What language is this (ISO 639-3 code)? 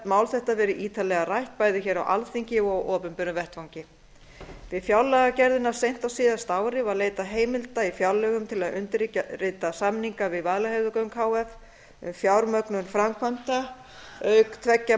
isl